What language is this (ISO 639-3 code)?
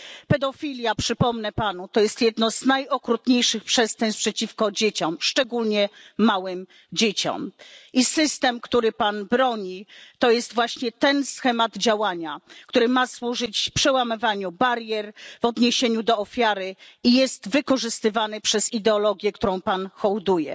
pol